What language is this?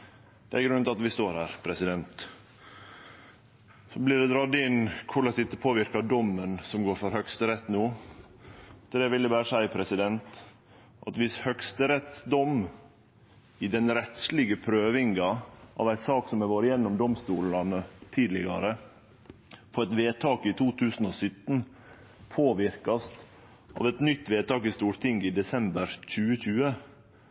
Norwegian Nynorsk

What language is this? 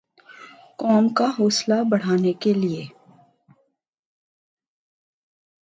Urdu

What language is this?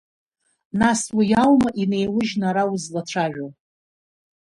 Abkhazian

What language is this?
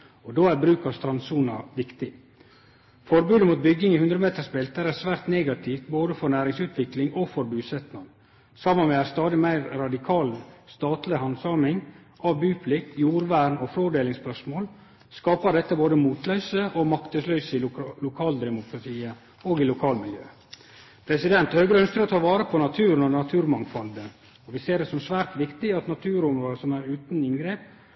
Norwegian Nynorsk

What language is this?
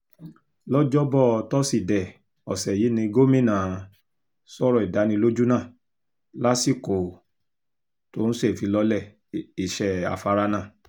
Yoruba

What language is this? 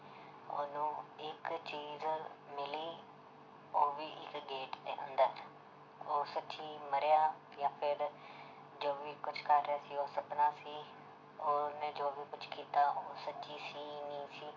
Punjabi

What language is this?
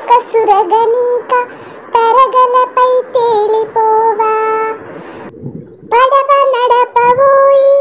Turkish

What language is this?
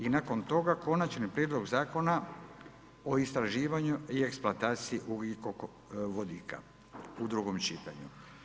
Croatian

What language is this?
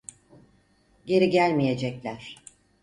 Turkish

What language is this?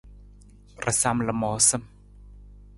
Nawdm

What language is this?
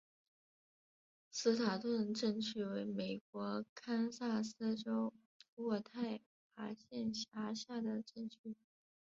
Chinese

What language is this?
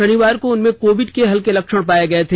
Hindi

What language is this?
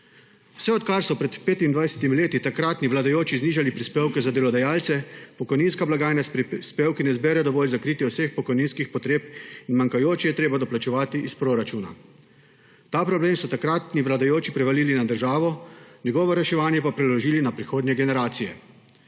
Slovenian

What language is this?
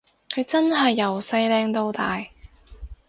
Cantonese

